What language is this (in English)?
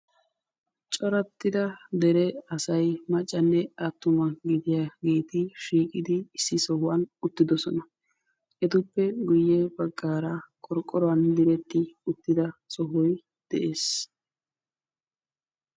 Wolaytta